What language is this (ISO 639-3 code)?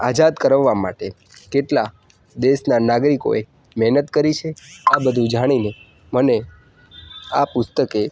guj